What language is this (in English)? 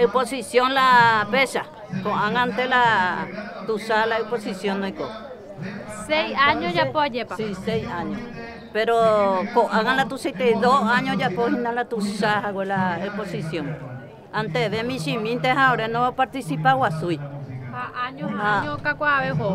Spanish